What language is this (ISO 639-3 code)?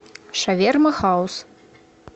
rus